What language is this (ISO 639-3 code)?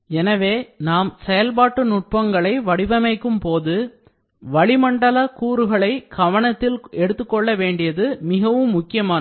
tam